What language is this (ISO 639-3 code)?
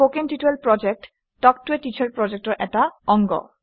asm